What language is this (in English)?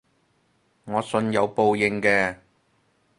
Cantonese